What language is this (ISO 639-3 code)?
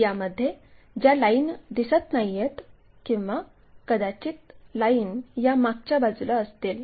mar